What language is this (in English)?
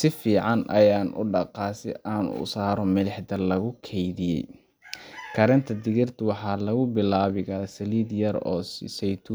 Somali